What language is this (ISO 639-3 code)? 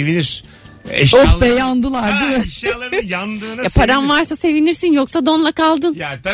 tur